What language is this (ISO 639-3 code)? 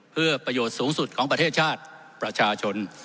tha